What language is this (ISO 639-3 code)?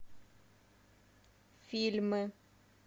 rus